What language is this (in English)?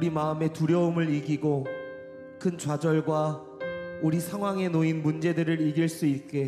Korean